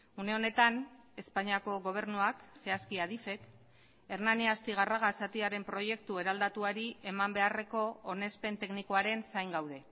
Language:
Basque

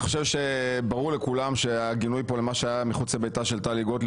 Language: Hebrew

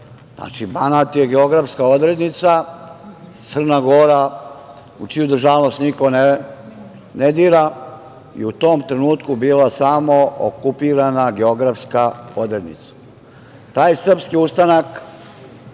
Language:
Serbian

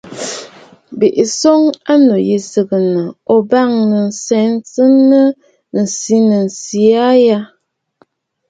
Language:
Bafut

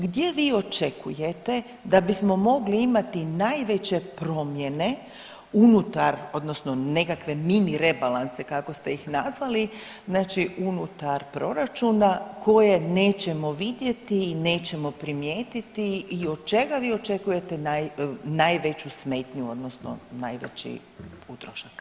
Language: Croatian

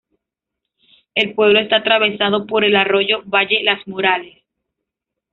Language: Spanish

